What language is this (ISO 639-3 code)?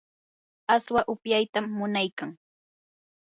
qur